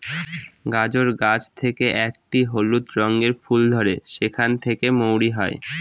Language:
Bangla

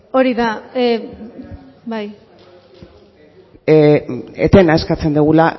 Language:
Basque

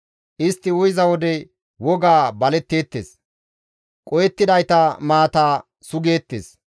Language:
Gamo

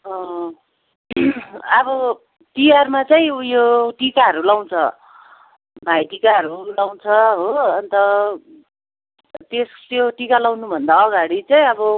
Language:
Nepali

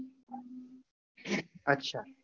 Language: Gujarati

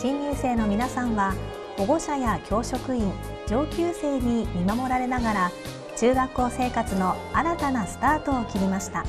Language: Japanese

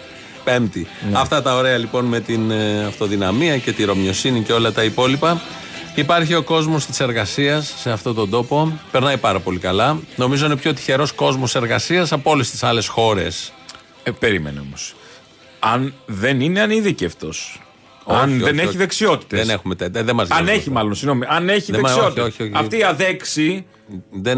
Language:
Greek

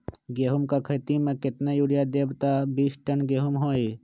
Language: Magahi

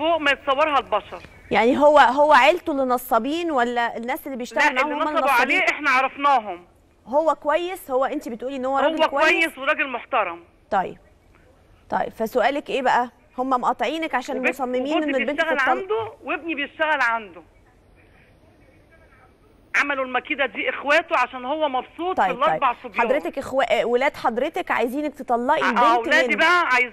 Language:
Arabic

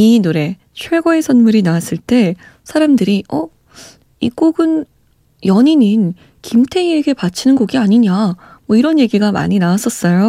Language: Korean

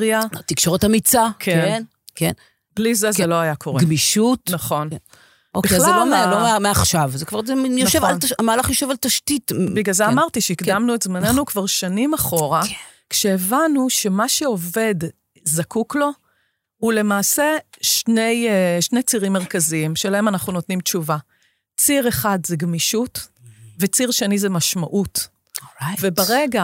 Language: Hebrew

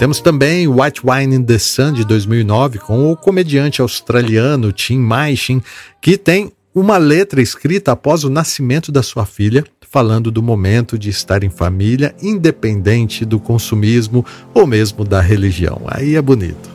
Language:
Portuguese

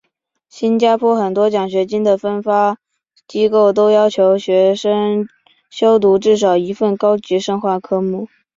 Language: Chinese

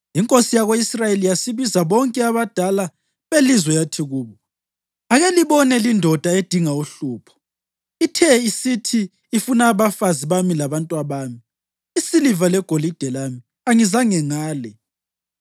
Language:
North Ndebele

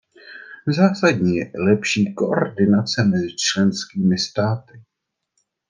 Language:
Czech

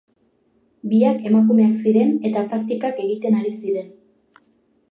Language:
Basque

